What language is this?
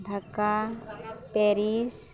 Santali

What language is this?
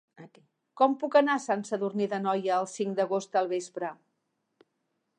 Catalan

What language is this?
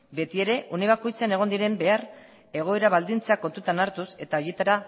Basque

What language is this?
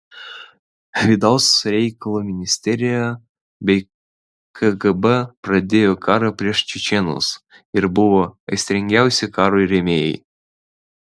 Lithuanian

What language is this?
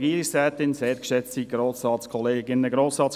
Swiss German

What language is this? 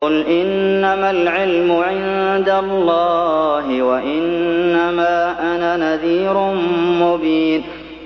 Arabic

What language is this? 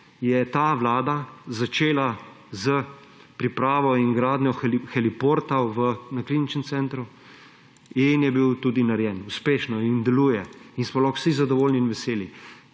Slovenian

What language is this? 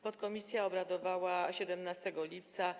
Polish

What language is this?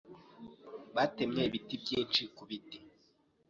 Kinyarwanda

